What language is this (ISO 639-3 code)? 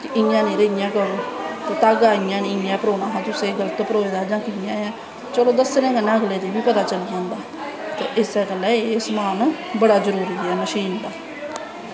doi